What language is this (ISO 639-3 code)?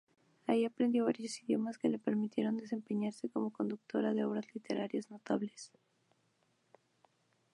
spa